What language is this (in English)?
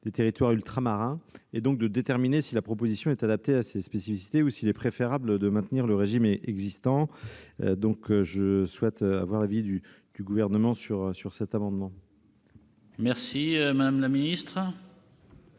French